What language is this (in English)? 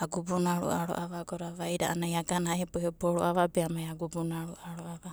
Abadi